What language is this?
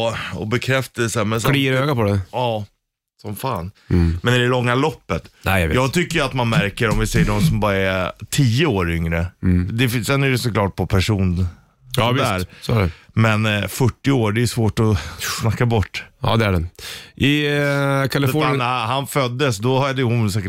Swedish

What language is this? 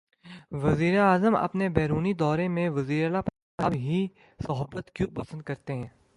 Urdu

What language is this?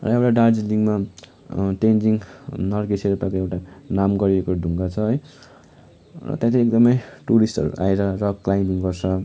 Nepali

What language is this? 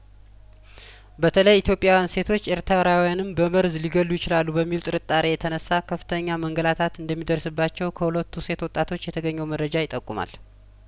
Amharic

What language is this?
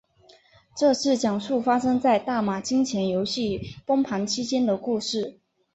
Chinese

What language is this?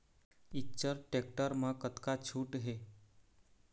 Chhattisgarhi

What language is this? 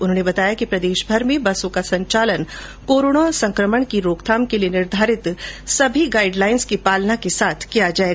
Hindi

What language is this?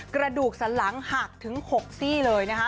Thai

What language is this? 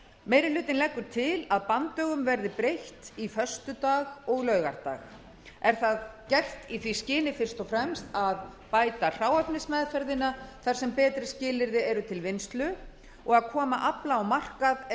Icelandic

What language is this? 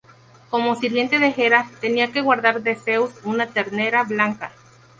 Spanish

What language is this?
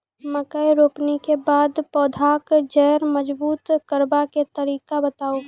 Maithili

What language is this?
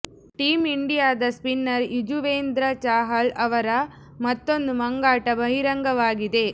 Kannada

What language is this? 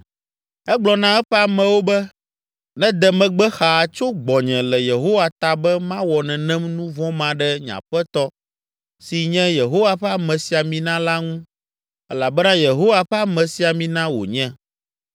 Ewe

